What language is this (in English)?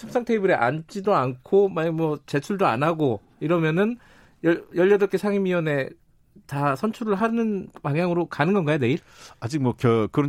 Korean